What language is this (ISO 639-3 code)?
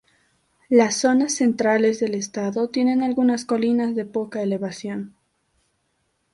spa